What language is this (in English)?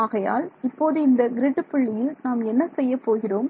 Tamil